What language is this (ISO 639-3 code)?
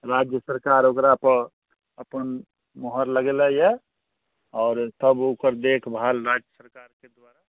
mai